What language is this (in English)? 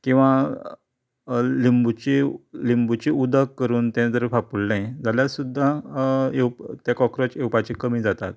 Konkani